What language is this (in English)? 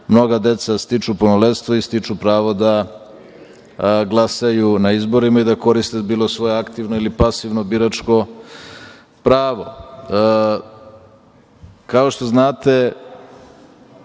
Serbian